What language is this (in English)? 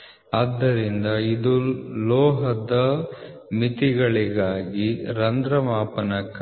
Kannada